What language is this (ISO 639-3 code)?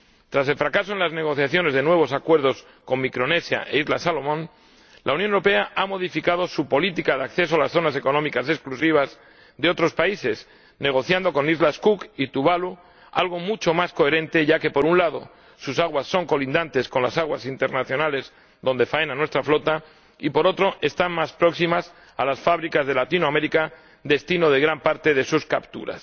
spa